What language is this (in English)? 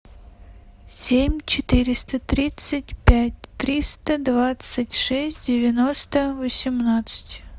Russian